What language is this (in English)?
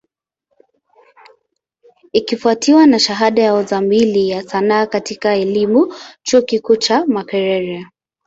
Swahili